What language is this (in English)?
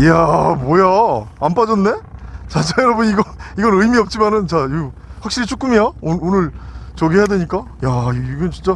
Korean